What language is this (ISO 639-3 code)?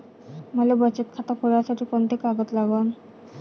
mar